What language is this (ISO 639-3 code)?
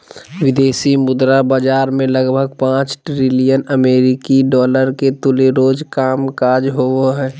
mag